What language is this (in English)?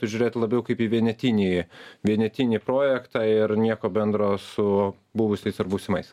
Lithuanian